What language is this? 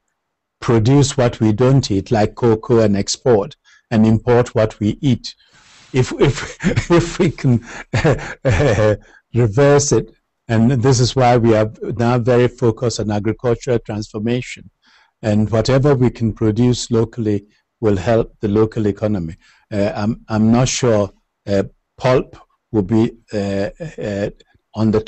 English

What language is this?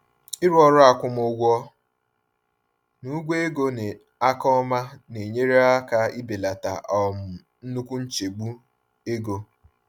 Igbo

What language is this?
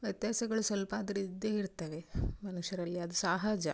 Kannada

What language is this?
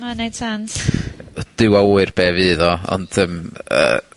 Welsh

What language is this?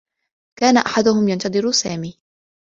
Arabic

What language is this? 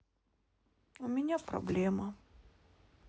Russian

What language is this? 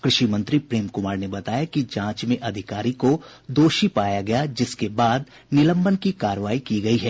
Hindi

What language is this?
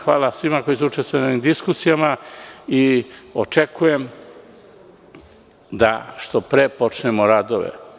Serbian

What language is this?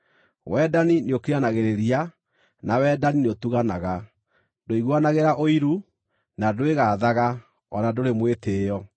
Kikuyu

